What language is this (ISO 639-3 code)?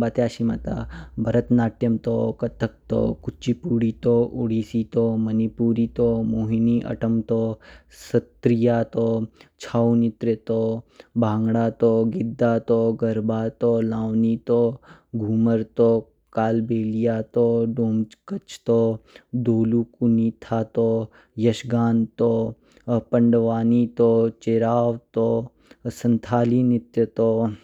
kfk